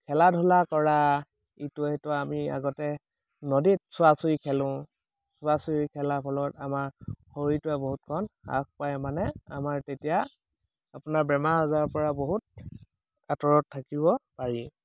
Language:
Assamese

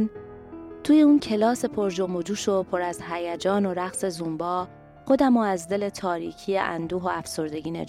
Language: Persian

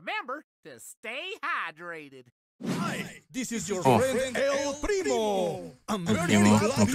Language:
French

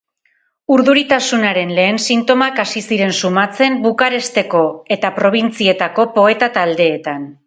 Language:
Basque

